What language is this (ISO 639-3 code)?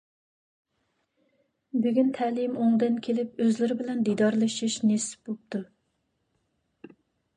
uig